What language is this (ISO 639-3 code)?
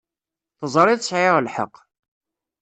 kab